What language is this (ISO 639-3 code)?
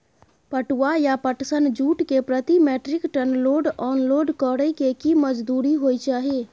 mai